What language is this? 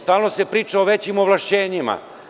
Serbian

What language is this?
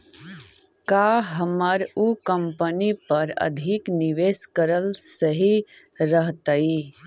Magahi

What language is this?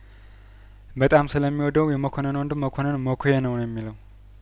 Amharic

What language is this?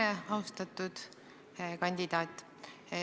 Estonian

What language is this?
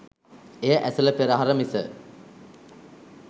Sinhala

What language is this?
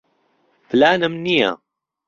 Central Kurdish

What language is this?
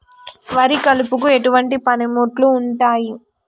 Telugu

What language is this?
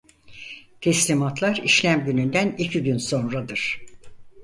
Turkish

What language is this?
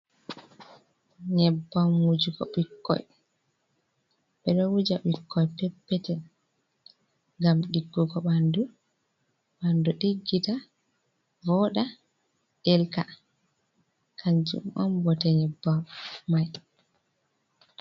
Fula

